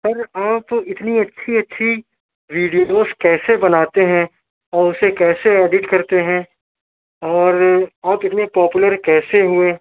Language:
Urdu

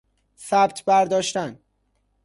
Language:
Persian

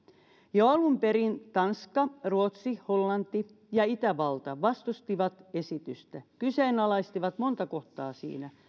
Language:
Finnish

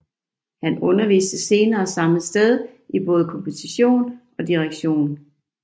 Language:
Danish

